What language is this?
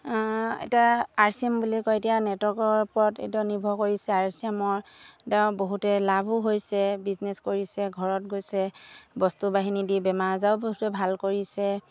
Assamese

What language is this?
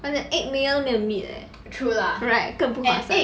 English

